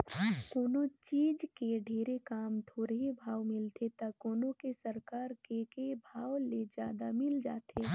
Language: Chhattisgarhi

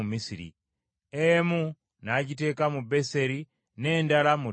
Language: Ganda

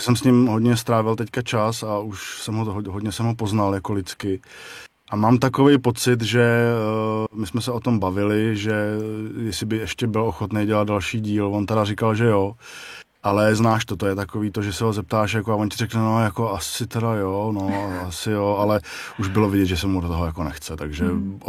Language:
Czech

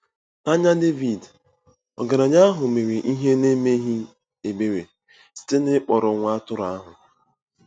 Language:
Igbo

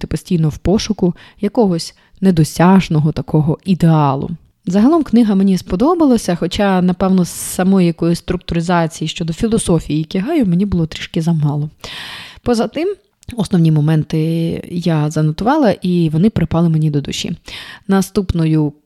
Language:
Ukrainian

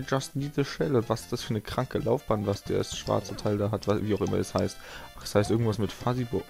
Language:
German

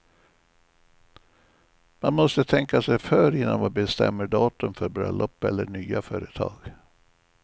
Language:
Swedish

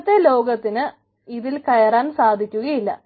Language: Malayalam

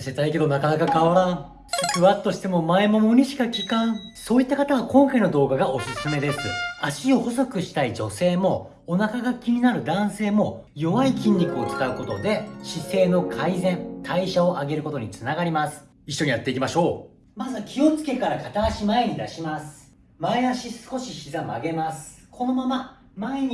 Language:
Japanese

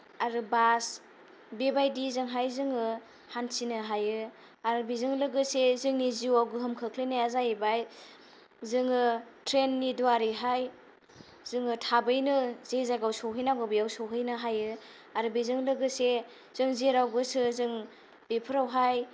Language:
Bodo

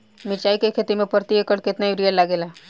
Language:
Bhojpuri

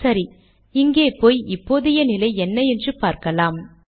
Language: Tamil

